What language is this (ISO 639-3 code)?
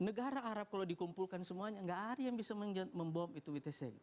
ind